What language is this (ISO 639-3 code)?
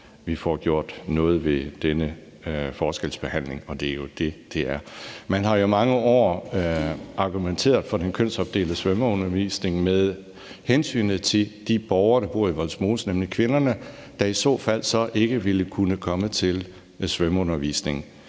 dan